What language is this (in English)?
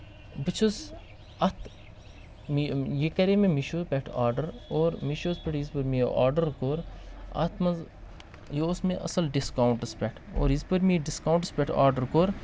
Kashmiri